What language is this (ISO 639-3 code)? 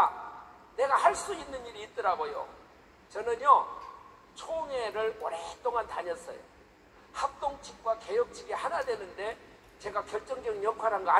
kor